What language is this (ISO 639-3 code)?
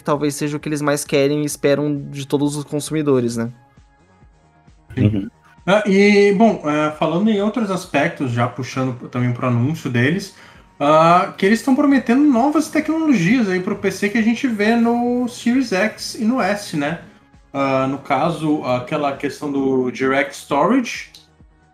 por